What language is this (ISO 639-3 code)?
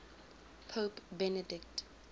eng